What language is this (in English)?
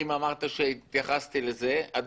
Hebrew